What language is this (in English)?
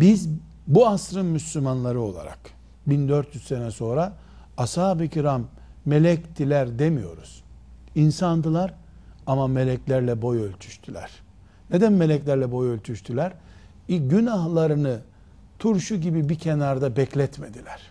Turkish